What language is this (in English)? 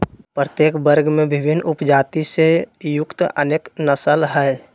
Magahi